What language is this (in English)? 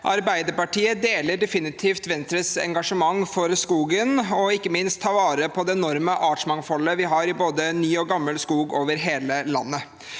Norwegian